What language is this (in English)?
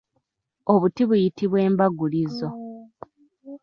Ganda